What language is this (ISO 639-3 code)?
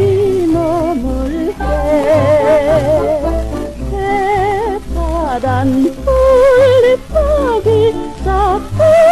kor